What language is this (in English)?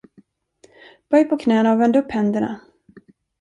Swedish